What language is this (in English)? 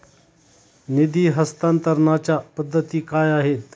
Marathi